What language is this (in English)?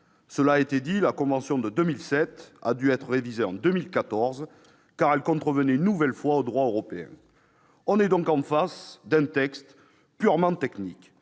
French